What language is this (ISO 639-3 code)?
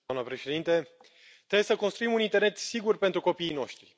ron